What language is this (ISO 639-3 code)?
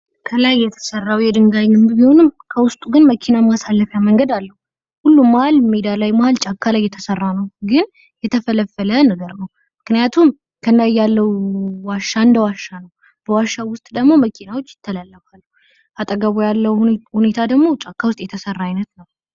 amh